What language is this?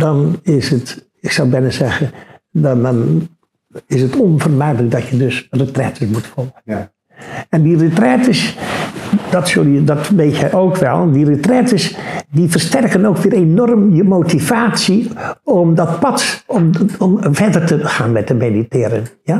Dutch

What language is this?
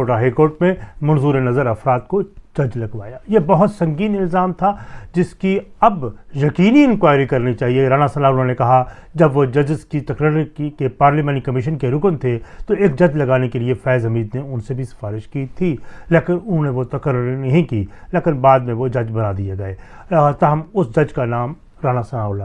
Urdu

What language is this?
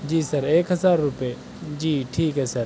Urdu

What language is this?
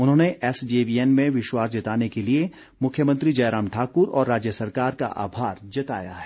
Hindi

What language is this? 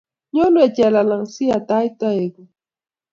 Kalenjin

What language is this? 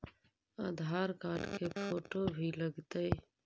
Magahi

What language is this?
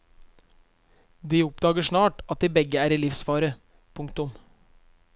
Norwegian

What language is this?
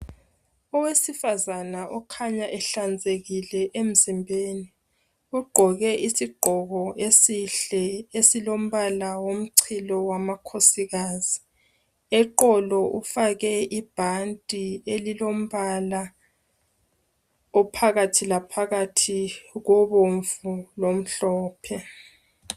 North Ndebele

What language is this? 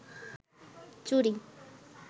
Bangla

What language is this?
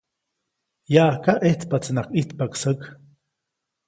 Copainalá Zoque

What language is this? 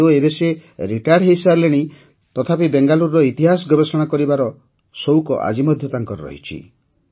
Odia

